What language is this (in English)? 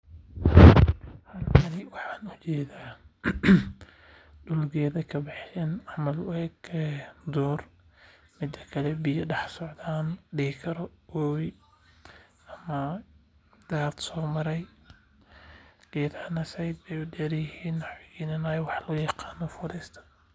Somali